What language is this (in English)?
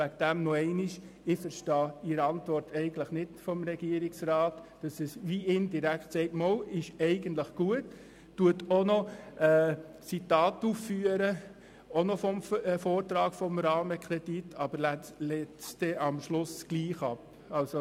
Swiss German